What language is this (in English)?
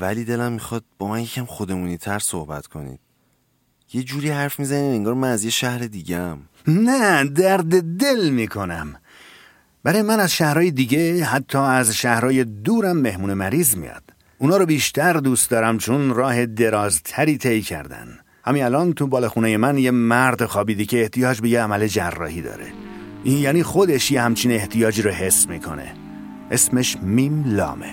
Persian